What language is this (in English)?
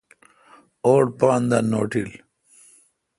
Kalkoti